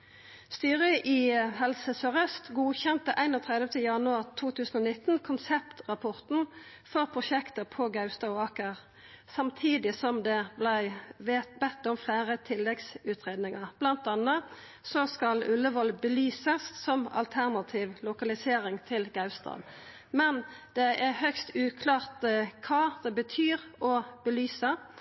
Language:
Norwegian Nynorsk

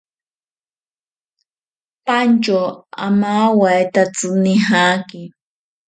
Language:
Ashéninka Perené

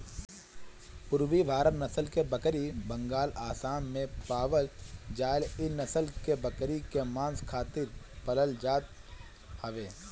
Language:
Bhojpuri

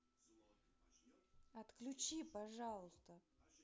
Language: Russian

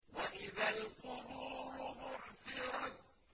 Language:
Arabic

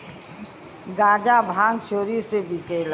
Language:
Bhojpuri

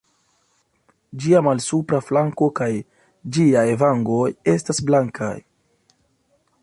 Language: Esperanto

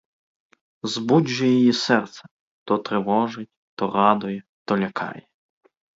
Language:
Ukrainian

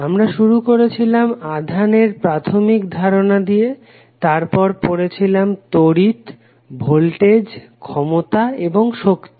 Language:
Bangla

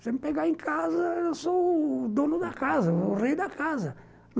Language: Portuguese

